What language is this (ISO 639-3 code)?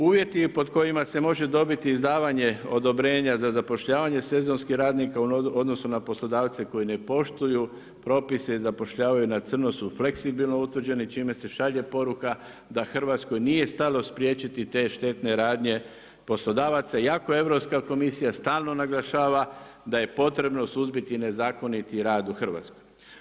hrv